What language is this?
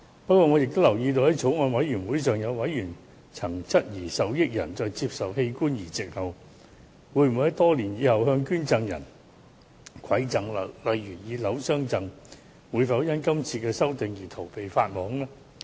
Cantonese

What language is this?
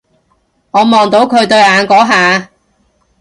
Cantonese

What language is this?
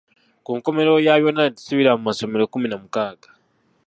Ganda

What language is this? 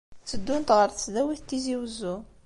Kabyle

